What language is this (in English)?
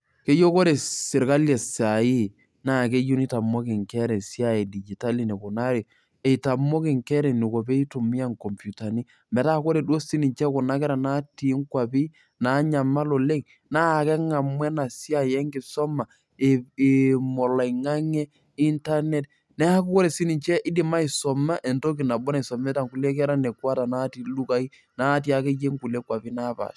Masai